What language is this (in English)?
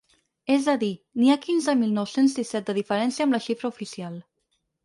Catalan